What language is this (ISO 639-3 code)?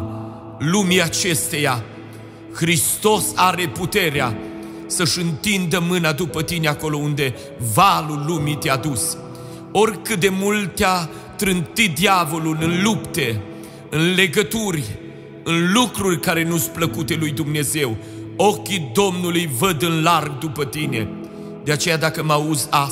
ron